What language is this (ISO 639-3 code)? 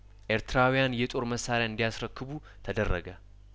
amh